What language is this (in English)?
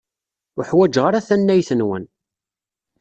Kabyle